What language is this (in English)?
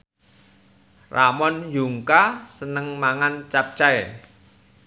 Javanese